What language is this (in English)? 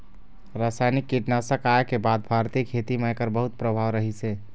Chhattisgarhi